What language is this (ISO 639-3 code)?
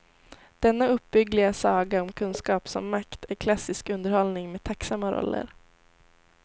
swe